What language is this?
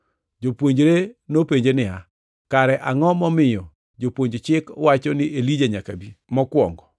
Luo (Kenya and Tanzania)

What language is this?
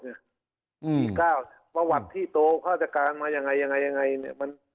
Thai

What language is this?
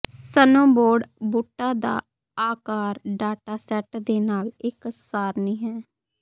Punjabi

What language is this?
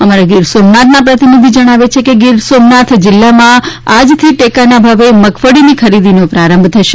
Gujarati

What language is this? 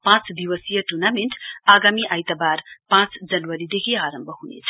Nepali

